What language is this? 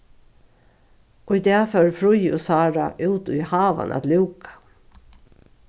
Faroese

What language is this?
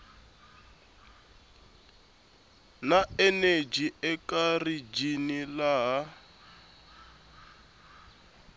Tsonga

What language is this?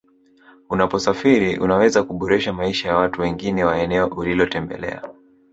Swahili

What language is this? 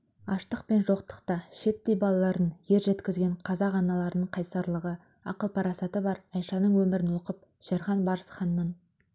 Kazakh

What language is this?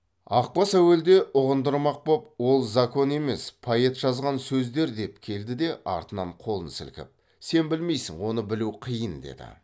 Kazakh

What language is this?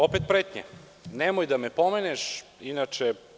Serbian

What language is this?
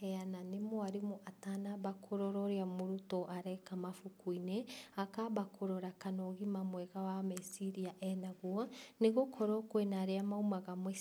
Kikuyu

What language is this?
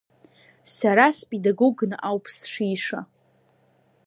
Abkhazian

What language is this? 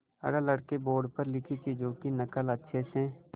Hindi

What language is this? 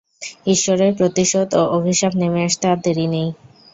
Bangla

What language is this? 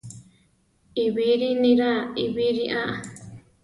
Central Tarahumara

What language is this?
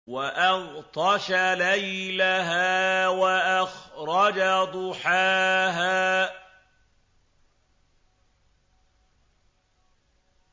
Arabic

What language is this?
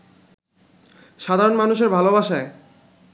Bangla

